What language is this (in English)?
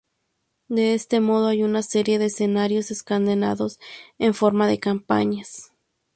Spanish